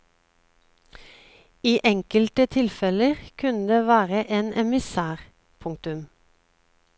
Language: Norwegian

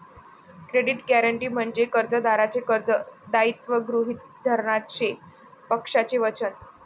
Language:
Marathi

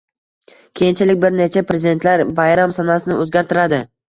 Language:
Uzbek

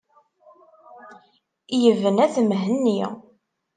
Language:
Kabyle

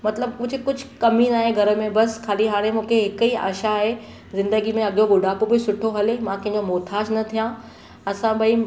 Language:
Sindhi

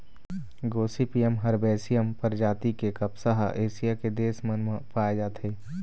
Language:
Chhattisgarhi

